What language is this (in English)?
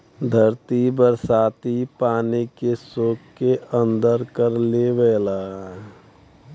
Bhojpuri